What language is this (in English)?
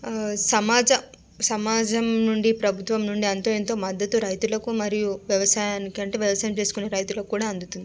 Telugu